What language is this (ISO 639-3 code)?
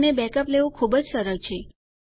guj